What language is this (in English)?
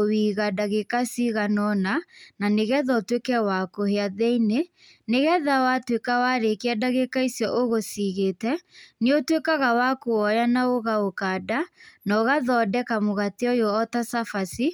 Kikuyu